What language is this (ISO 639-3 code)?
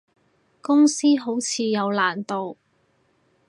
yue